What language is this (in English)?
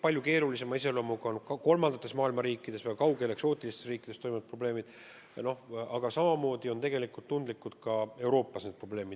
Estonian